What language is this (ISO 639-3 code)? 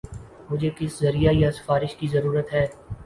urd